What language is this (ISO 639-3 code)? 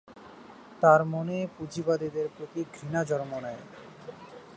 ben